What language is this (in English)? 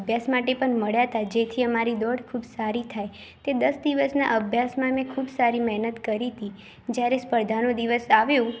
Gujarati